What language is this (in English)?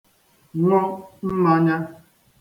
Igbo